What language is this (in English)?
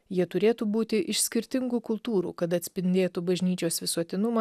Lithuanian